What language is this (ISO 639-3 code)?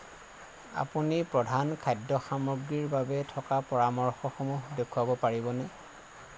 asm